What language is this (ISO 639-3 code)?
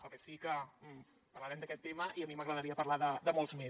cat